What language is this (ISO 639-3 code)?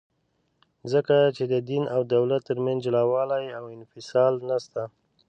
pus